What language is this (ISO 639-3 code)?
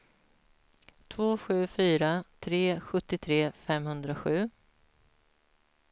swe